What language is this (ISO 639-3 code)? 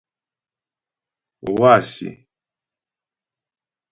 bbj